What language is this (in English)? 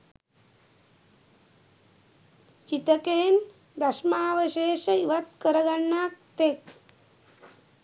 Sinhala